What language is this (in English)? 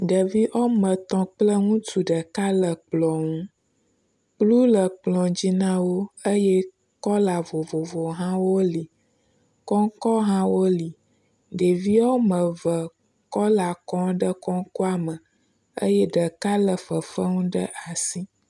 Ewe